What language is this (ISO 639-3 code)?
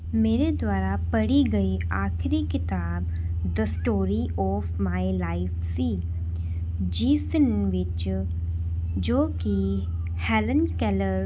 pan